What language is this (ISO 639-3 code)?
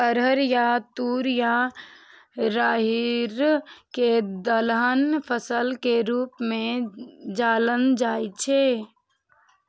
mai